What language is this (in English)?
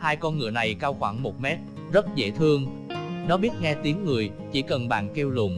Vietnamese